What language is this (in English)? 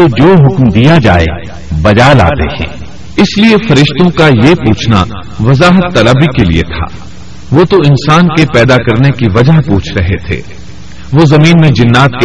Urdu